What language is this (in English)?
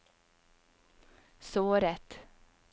Norwegian